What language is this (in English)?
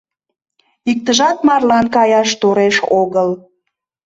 Mari